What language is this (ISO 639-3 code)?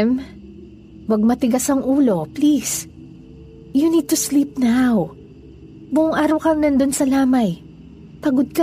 fil